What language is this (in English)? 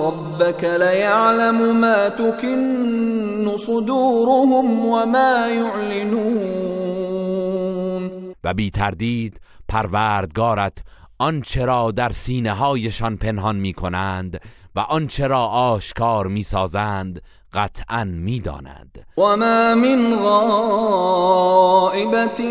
Persian